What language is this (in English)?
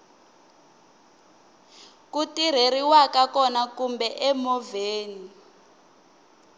Tsonga